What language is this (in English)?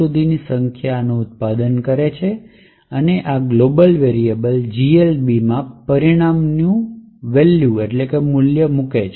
Gujarati